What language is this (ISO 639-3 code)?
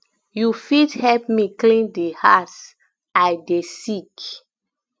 pcm